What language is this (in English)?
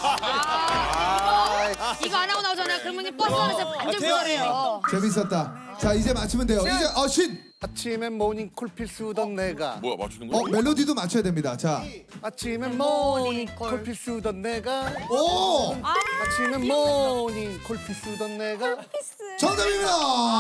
Korean